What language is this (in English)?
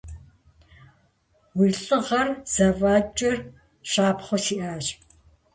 Kabardian